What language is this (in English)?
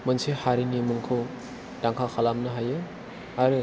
Bodo